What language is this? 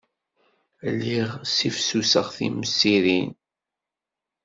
Kabyle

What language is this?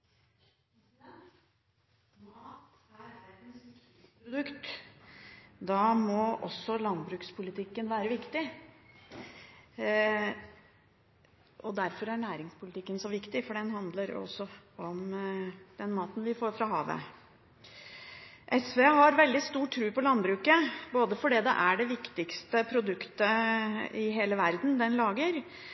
Norwegian Bokmål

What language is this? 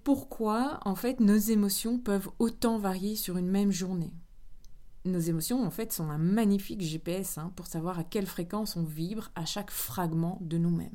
French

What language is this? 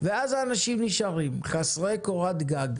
Hebrew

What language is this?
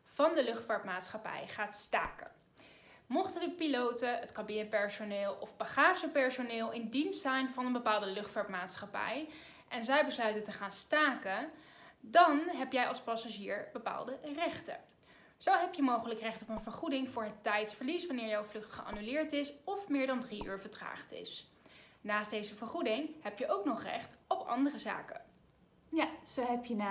Dutch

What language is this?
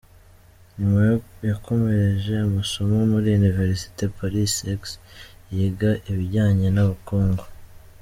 Kinyarwanda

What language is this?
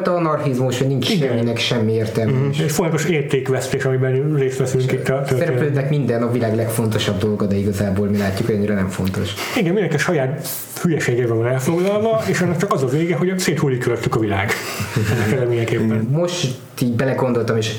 Hungarian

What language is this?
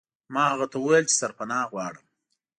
Pashto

